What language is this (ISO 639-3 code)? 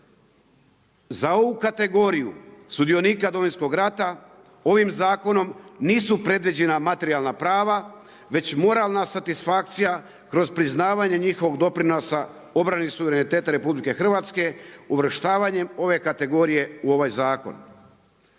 hrv